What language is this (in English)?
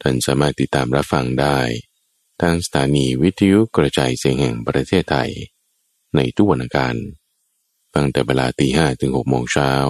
Thai